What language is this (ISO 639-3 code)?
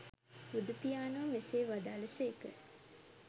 sin